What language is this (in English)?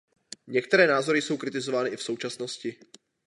Czech